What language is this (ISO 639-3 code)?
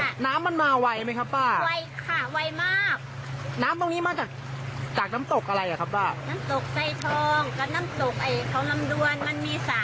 tha